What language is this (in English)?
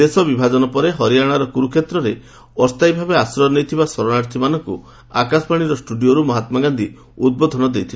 Odia